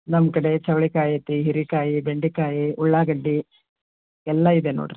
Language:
Kannada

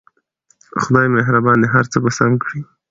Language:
Pashto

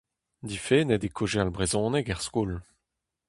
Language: Breton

